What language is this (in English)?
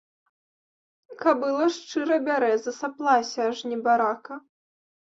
Belarusian